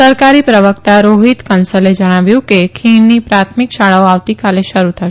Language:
Gujarati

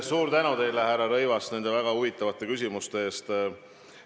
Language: Estonian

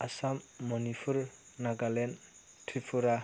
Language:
Bodo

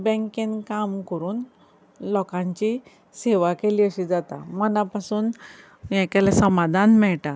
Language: Konkani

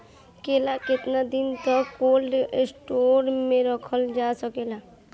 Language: Bhojpuri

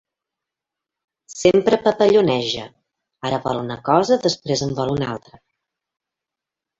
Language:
Catalan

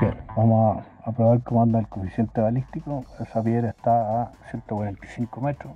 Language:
Spanish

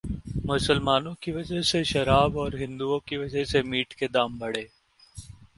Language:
Hindi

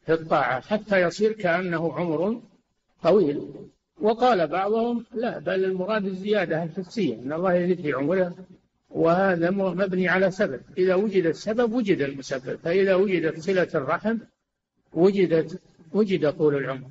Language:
Arabic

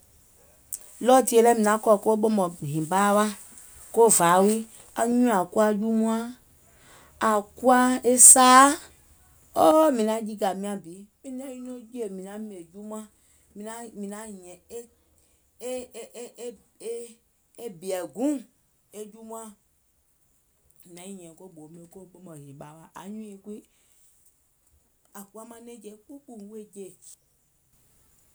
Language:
Gola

